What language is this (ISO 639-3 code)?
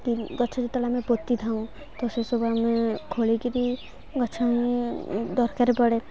ori